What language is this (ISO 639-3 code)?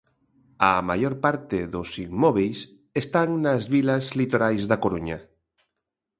glg